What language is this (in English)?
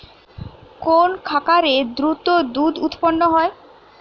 Bangla